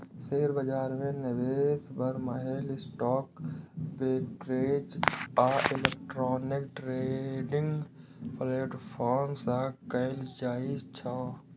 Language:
Maithili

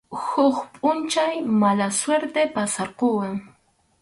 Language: Arequipa-La Unión Quechua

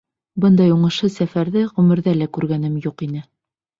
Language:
Bashkir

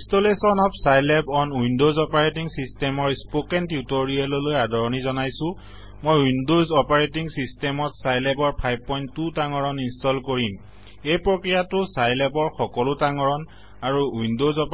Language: Assamese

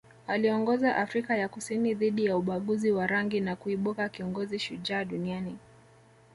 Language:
Swahili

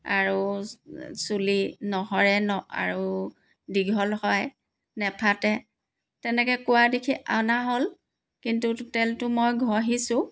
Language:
Assamese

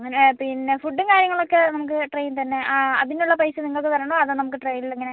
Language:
Malayalam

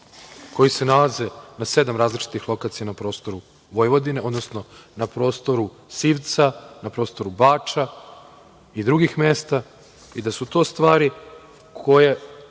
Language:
Serbian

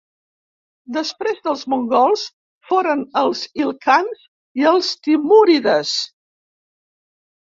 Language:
Catalan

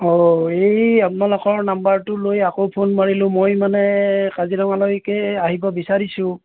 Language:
Assamese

